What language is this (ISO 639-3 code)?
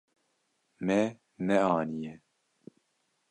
kur